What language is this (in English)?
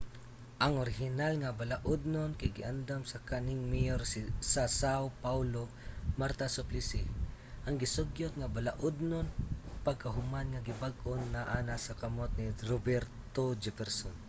Cebuano